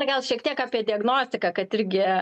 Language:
Lithuanian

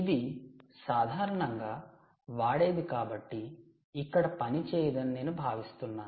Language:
Telugu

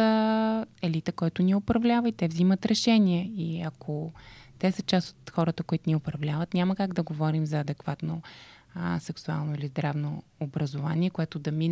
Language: Bulgarian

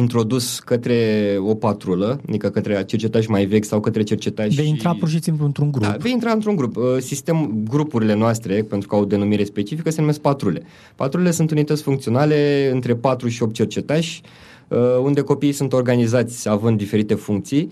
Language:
Romanian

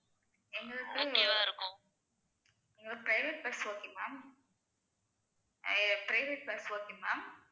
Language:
Tamil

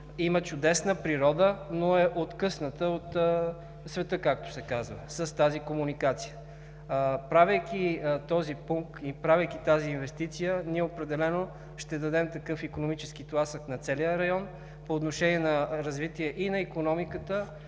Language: Bulgarian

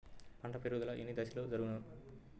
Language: Telugu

